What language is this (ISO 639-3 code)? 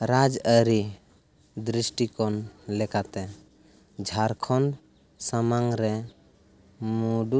sat